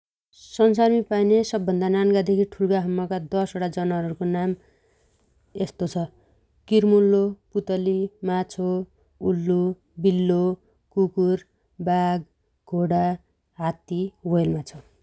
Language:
Dotyali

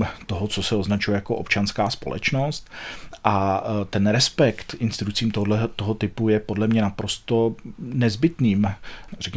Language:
Czech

